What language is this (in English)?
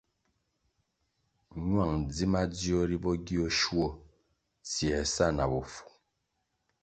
Kwasio